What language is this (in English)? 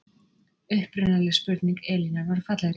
Icelandic